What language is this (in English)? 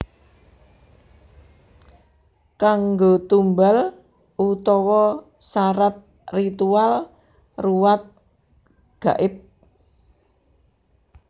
Javanese